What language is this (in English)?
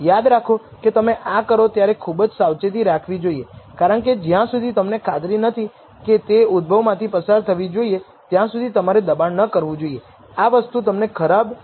Gujarati